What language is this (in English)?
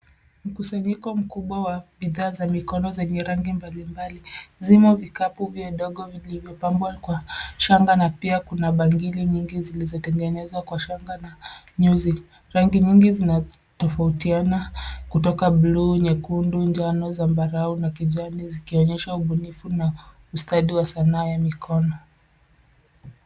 Swahili